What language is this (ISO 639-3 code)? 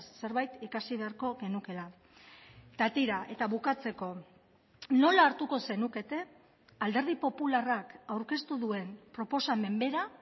eus